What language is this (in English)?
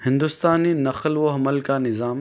Urdu